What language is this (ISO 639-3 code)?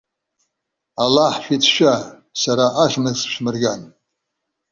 abk